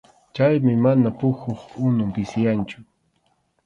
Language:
Arequipa-La Unión Quechua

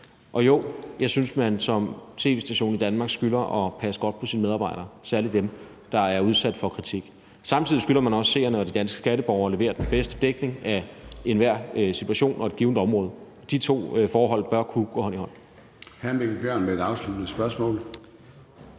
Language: Danish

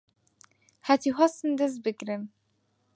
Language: Central Kurdish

